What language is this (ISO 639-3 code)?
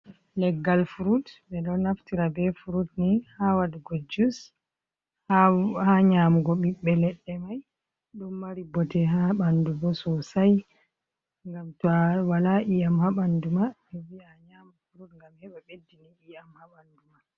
ful